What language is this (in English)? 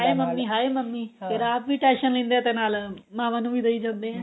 Punjabi